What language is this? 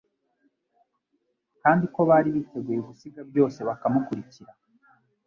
Kinyarwanda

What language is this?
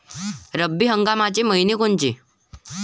Marathi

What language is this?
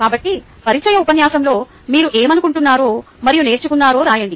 Telugu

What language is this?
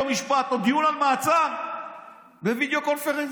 Hebrew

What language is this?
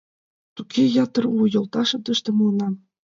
Mari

